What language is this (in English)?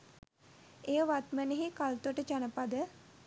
Sinhala